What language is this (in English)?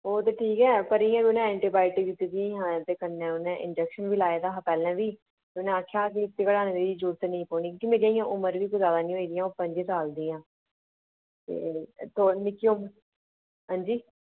Dogri